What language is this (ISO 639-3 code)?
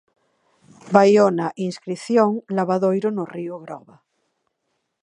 glg